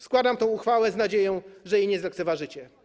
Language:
Polish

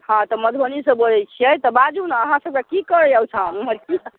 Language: Maithili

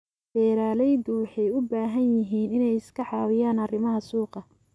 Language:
Somali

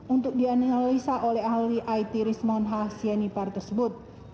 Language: Indonesian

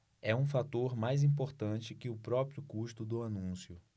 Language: Portuguese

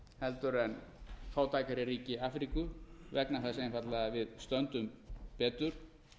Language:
Icelandic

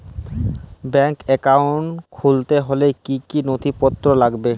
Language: Bangla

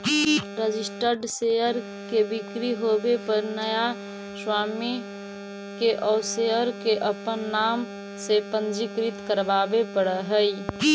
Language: Magahi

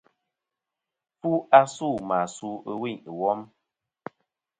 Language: Kom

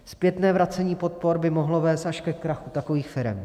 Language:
Czech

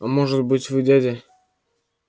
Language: Russian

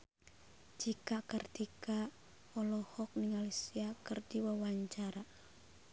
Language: Sundanese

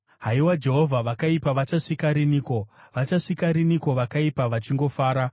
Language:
Shona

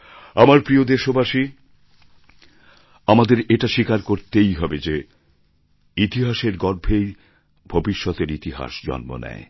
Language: Bangla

